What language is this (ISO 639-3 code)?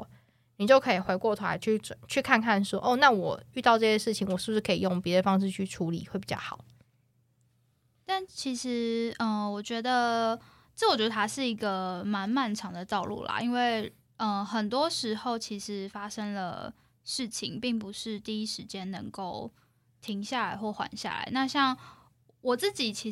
zho